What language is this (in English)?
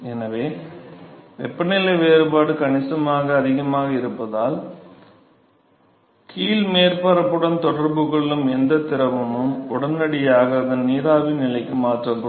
Tamil